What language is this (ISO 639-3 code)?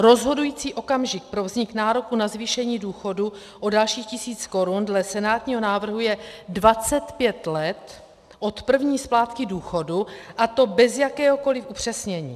ces